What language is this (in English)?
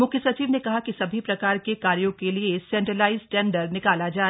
Hindi